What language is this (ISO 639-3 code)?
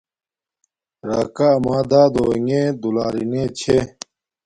dmk